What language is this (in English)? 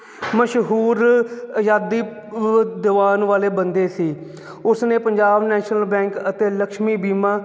Punjabi